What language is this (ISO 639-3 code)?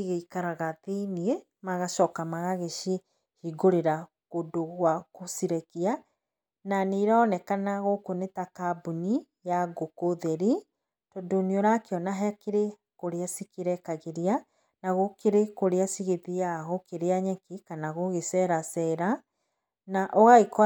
kik